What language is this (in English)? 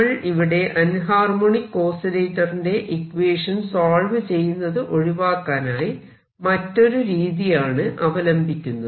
Malayalam